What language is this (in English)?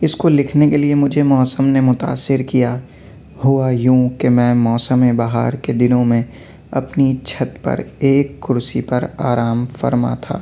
Urdu